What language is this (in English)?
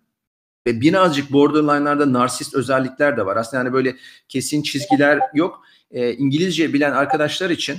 Turkish